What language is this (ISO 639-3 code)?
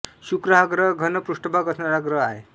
mar